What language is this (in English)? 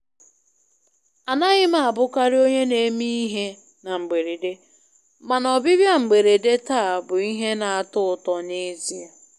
Igbo